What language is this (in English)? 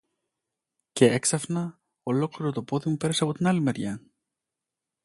Greek